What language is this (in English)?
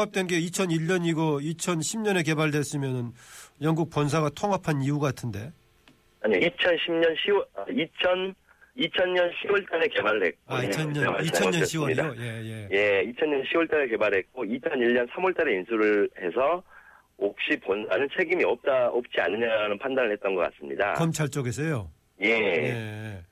Korean